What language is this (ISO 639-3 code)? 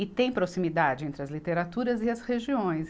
por